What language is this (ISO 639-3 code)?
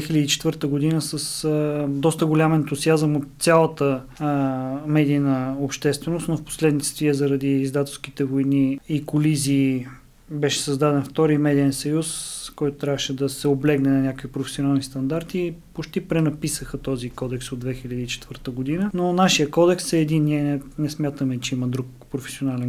bul